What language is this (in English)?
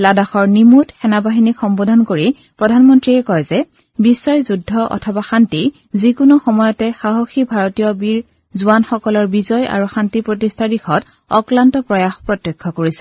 Assamese